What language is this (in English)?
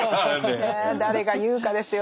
Japanese